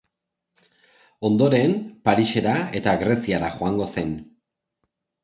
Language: Basque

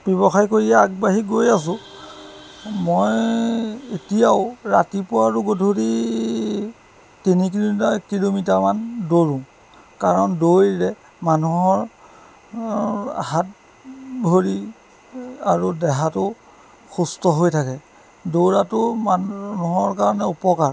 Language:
Assamese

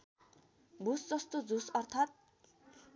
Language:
Nepali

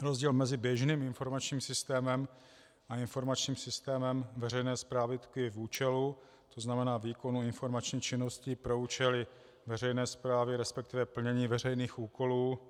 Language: Czech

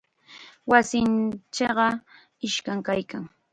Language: Chiquián Ancash Quechua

